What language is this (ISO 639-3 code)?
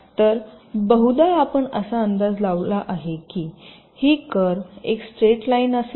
mar